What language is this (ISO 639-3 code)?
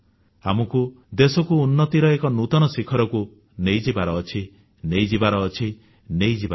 ori